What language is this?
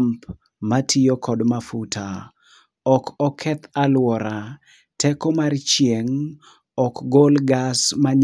Luo (Kenya and Tanzania)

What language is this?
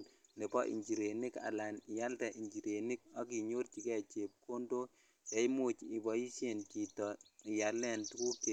Kalenjin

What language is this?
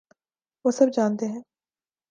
Urdu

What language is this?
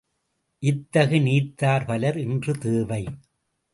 Tamil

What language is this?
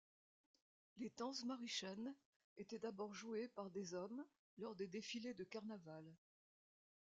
French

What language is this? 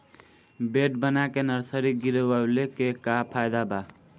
Bhojpuri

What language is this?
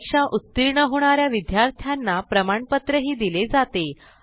Marathi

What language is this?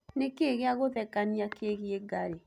Kikuyu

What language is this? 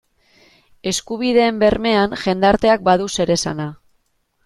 Basque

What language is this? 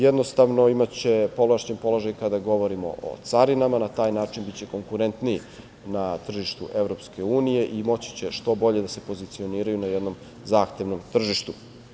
Serbian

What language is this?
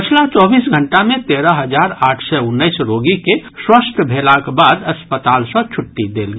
Maithili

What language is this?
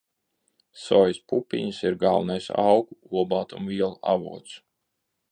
Latvian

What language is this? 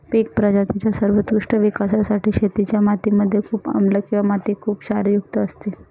Marathi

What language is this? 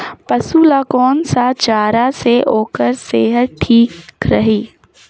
Chhattisgarhi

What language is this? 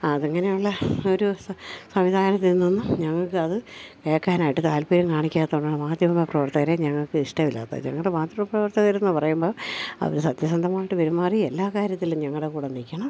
Malayalam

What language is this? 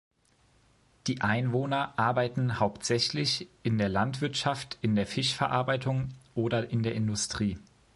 German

